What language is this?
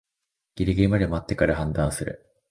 Japanese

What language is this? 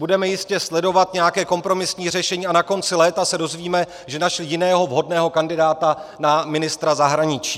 Czech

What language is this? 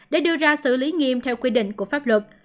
Vietnamese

